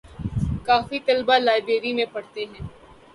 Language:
Urdu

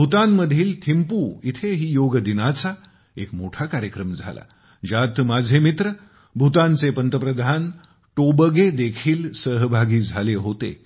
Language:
Marathi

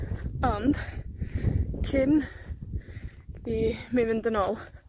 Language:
Welsh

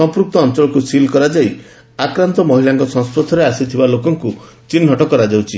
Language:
Odia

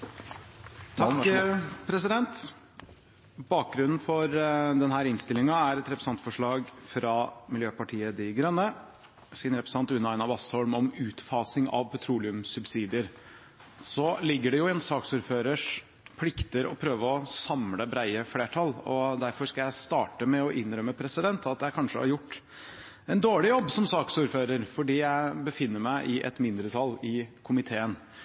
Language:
Norwegian Bokmål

